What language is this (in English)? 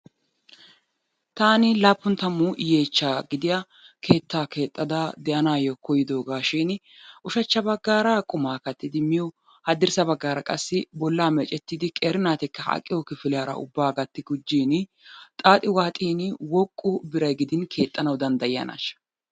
Wolaytta